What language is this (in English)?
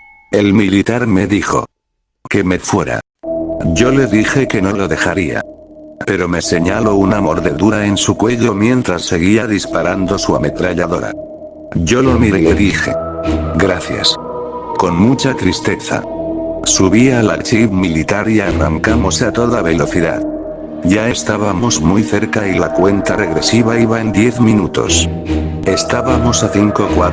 Spanish